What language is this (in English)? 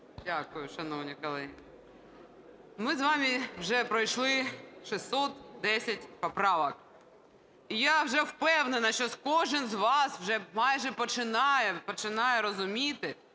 Ukrainian